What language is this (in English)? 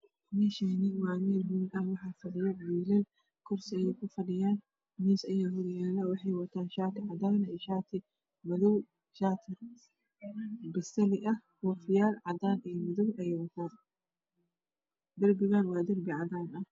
Somali